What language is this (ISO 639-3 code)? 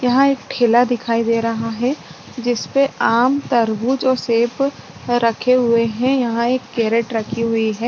hin